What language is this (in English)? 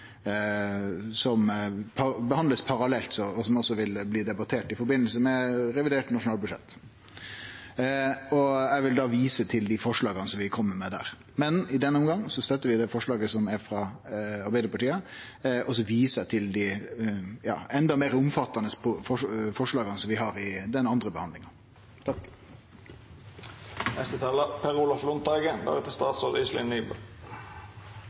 Norwegian Nynorsk